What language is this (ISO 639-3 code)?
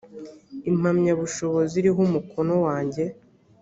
kin